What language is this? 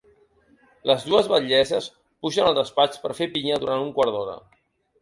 Catalan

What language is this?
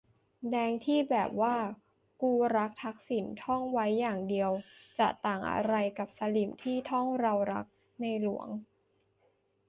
Thai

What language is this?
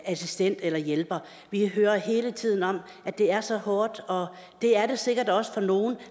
Danish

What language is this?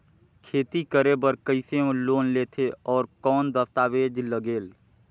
Chhattisgarhi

